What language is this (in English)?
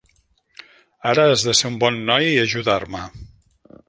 Catalan